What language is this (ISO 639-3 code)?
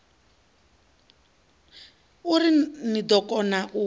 ven